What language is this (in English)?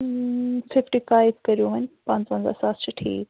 Kashmiri